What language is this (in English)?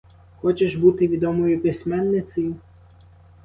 Ukrainian